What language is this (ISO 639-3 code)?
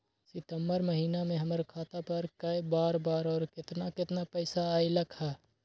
mag